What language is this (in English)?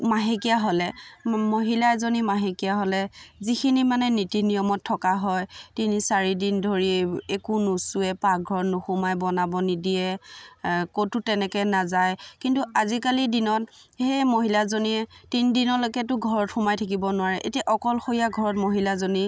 Assamese